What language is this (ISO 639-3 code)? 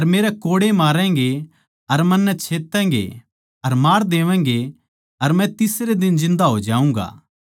bgc